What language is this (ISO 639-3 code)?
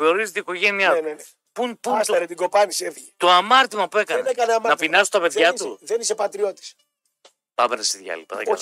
ell